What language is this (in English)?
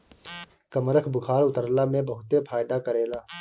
Bhojpuri